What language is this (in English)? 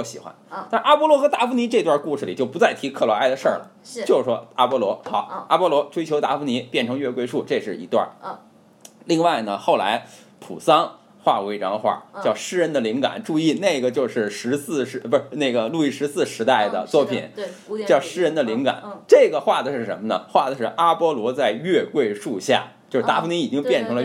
Chinese